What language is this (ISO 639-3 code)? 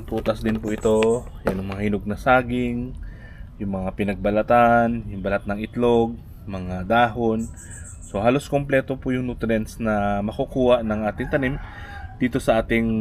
fil